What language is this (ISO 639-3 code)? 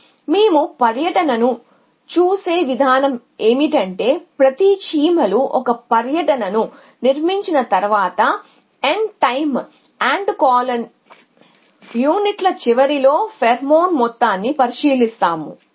tel